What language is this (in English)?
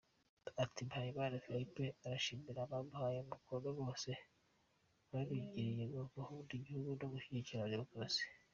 Kinyarwanda